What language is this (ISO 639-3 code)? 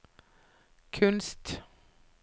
nor